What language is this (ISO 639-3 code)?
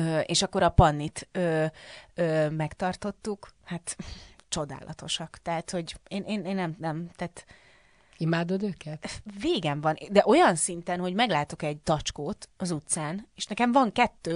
hun